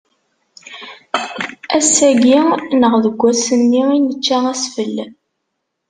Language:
Kabyle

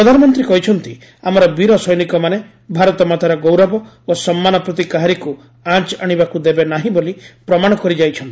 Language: Odia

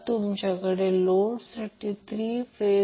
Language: Marathi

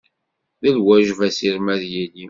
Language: Kabyle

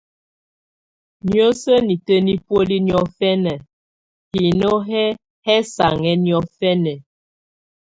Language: Tunen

